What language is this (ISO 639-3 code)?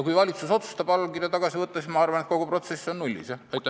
est